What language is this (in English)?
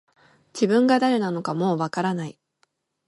Japanese